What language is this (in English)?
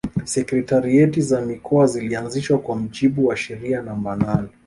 Swahili